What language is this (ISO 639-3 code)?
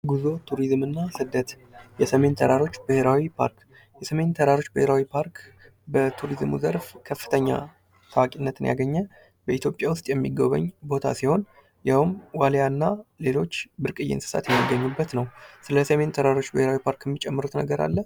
amh